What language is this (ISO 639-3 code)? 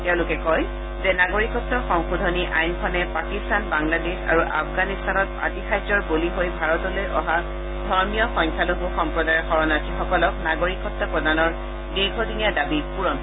asm